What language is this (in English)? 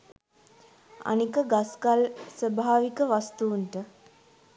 Sinhala